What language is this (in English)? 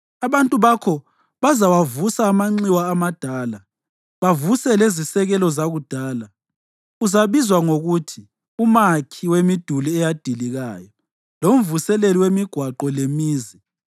North Ndebele